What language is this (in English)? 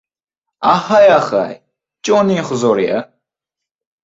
Uzbek